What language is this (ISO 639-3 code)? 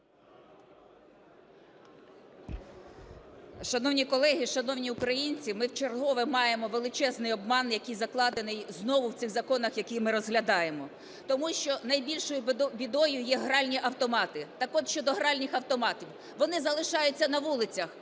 ukr